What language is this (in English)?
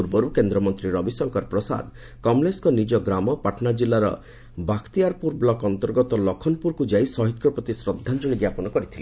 Odia